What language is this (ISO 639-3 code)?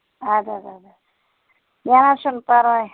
kas